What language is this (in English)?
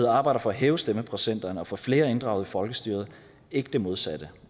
Danish